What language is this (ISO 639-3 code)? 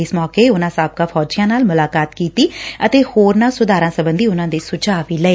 pan